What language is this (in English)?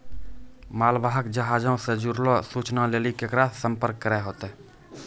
Maithili